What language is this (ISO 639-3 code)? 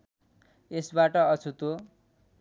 nep